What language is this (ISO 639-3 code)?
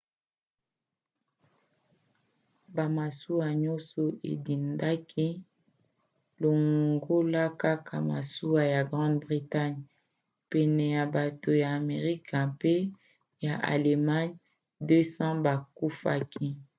lin